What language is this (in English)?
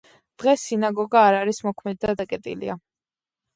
Georgian